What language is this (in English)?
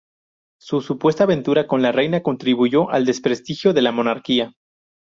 Spanish